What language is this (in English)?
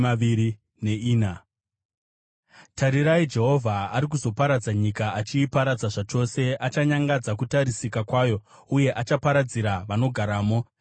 Shona